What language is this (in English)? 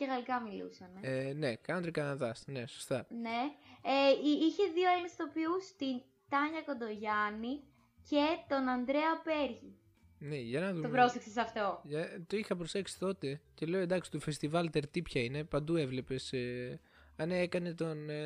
Greek